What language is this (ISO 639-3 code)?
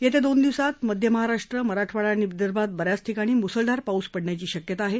mar